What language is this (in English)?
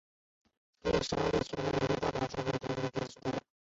Chinese